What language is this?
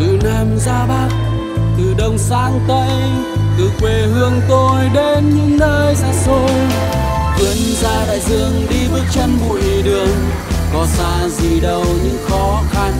Vietnamese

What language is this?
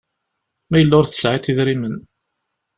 Kabyle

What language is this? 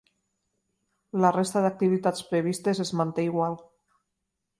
Catalan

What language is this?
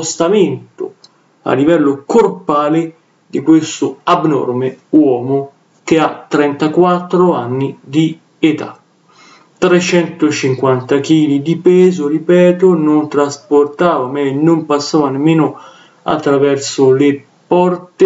Italian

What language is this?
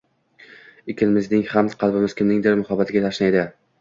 Uzbek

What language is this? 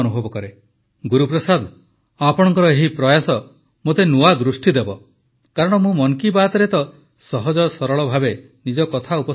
Odia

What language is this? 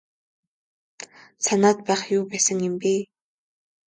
Mongolian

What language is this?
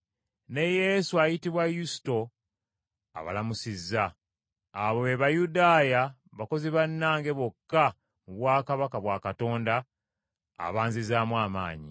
Ganda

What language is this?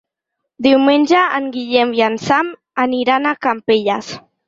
Catalan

